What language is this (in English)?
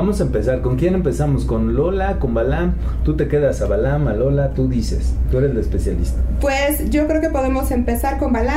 Spanish